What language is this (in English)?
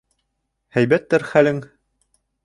Bashkir